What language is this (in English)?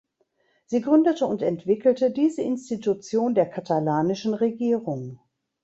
German